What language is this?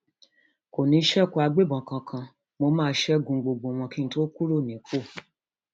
Yoruba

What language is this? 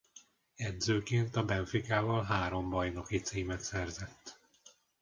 Hungarian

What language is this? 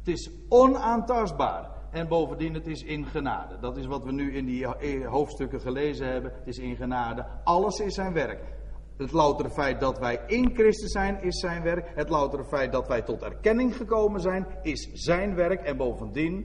Dutch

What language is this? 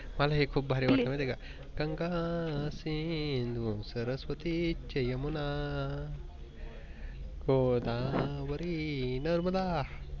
Marathi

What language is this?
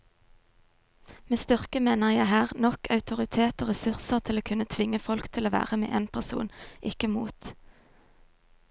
Norwegian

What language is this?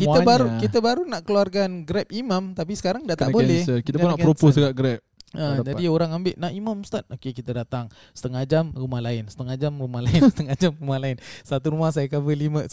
Malay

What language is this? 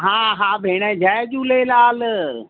Sindhi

